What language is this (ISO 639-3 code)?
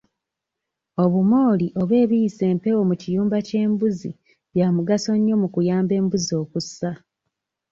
lug